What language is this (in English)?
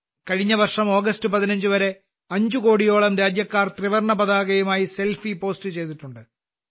Malayalam